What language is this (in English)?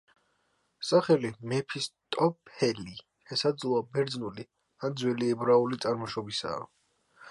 Georgian